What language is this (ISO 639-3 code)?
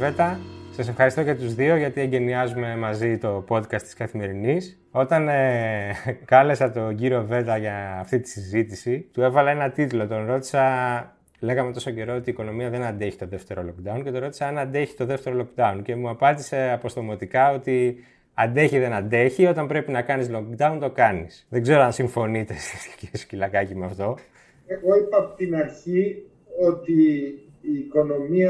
ell